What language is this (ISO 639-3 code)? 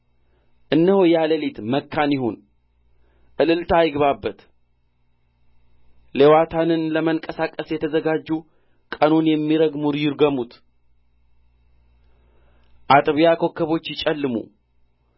amh